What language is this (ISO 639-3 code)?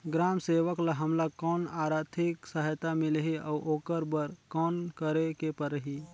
hne